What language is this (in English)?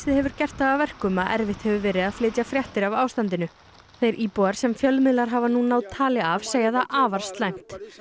Icelandic